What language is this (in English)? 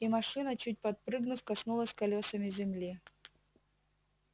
Russian